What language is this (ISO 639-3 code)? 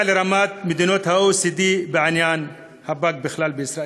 heb